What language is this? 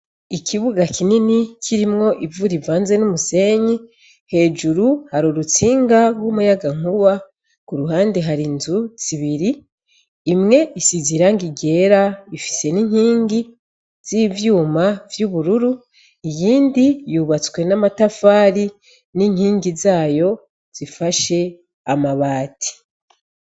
Rundi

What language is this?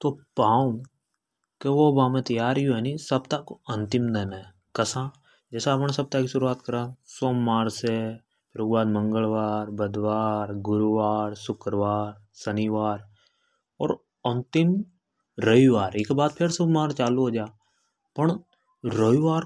Hadothi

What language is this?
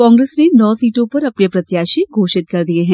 Hindi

